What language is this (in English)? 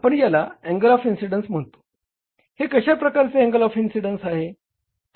Marathi